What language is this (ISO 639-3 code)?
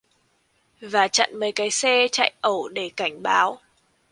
vie